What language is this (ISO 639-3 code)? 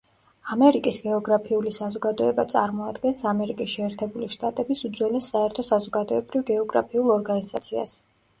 kat